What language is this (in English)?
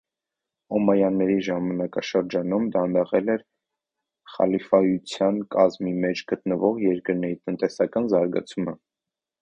Armenian